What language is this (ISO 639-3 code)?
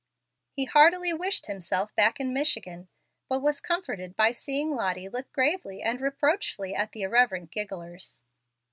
eng